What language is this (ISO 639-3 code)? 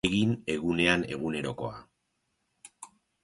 eus